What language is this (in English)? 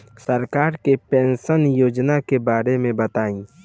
Bhojpuri